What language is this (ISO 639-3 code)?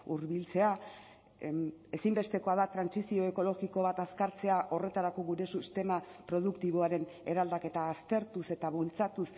eus